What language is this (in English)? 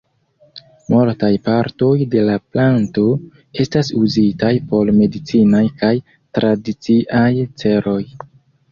Esperanto